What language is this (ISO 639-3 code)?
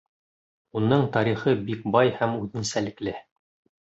bak